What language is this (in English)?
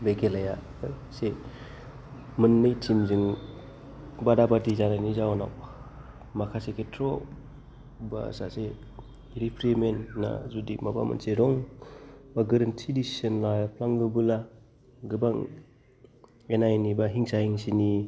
Bodo